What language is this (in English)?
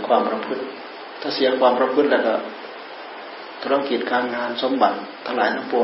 Thai